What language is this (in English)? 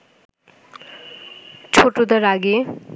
Bangla